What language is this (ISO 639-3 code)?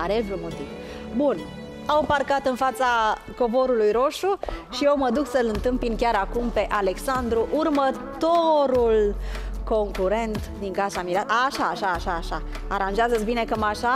ron